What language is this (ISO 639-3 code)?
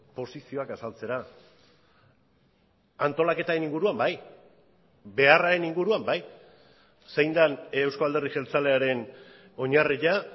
eus